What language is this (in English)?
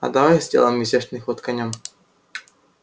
Russian